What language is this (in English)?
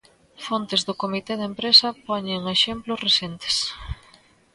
Galician